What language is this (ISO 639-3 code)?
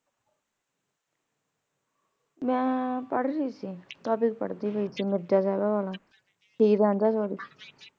pan